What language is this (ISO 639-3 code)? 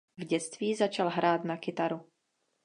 ces